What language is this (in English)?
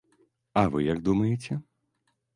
Belarusian